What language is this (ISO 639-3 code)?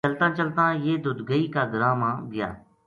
gju